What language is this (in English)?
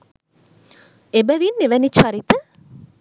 Sinhala